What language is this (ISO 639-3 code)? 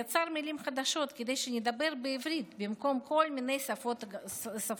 heb